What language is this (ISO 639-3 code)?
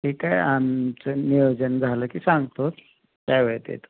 mar